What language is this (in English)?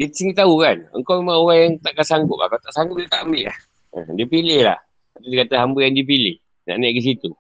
Malay